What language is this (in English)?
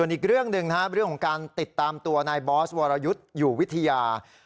Thai